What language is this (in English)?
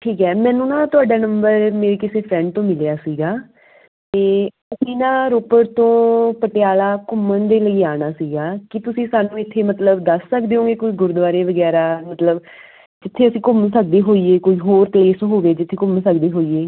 Punjabi